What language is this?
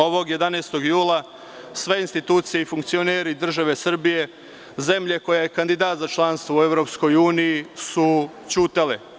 Serbian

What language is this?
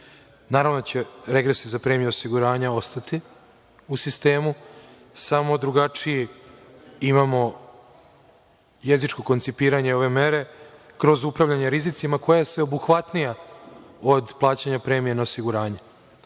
Serbian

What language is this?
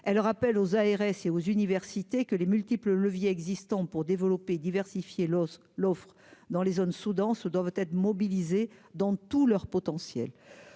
French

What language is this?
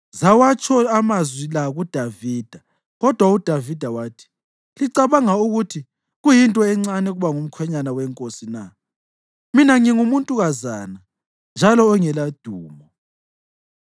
North Ndebele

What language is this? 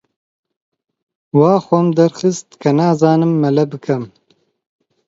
Central Kurdish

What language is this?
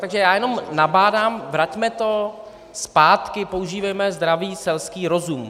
Czech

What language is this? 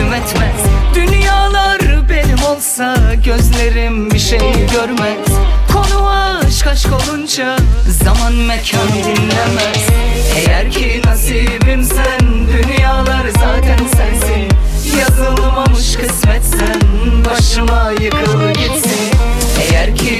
Turkish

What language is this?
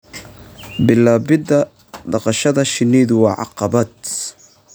Somali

